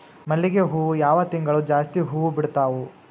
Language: Kannada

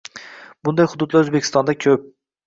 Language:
Uzbek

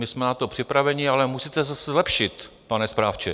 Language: Czech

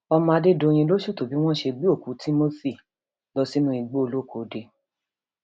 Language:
Yoruba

